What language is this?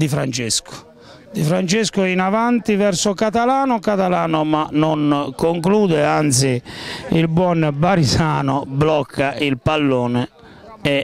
Italian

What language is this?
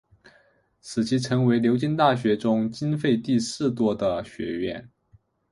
Chinese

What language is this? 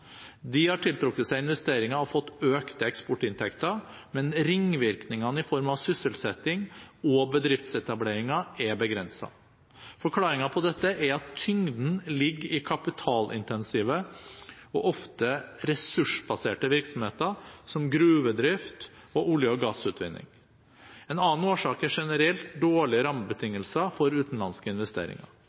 Norwegian Bokmål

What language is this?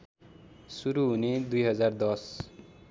Nepali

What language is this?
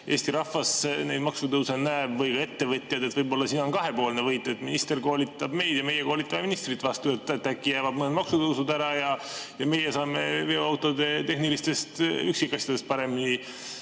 Estonian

